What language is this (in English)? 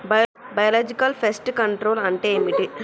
Telugu